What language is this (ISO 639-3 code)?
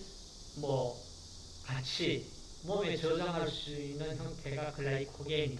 kor